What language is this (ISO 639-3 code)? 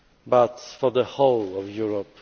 eng